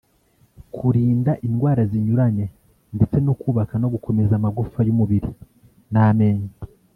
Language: Kinyarwanda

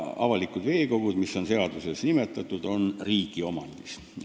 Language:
Estonian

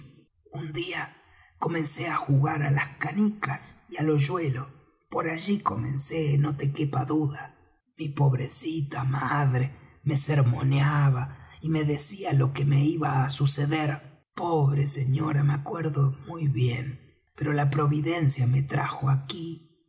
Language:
Spanish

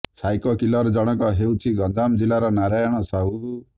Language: Odia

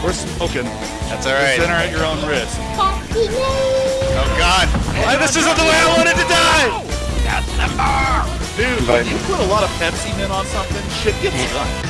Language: English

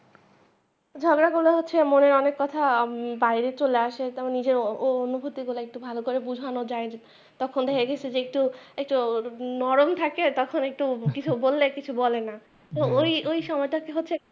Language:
Bangla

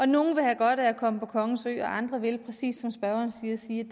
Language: Danish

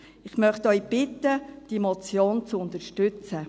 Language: Swiss German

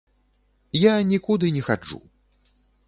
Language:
Belarusian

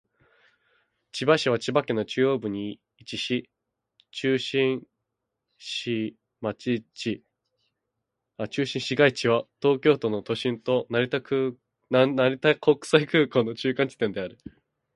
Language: Japanese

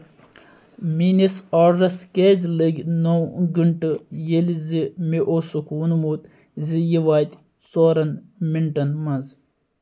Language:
Kashmiri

